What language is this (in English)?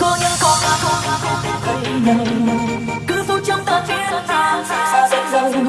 Vietnamese